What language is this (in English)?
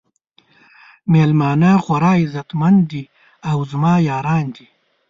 Pashto